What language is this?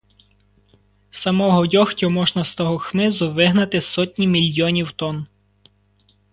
Ukrainian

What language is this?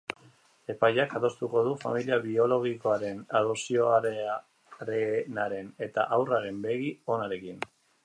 Basque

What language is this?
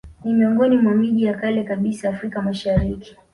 Swahili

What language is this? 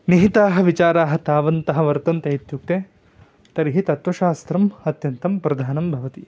Sanskrit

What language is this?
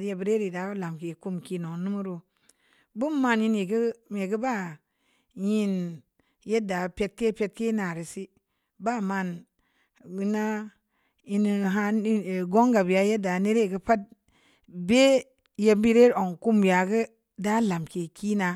Samba Leko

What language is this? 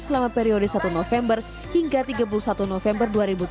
Indonesian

